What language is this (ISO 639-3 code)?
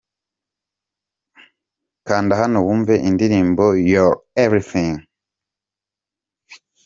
kin